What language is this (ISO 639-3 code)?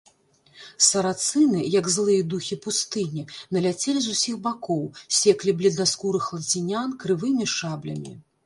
bel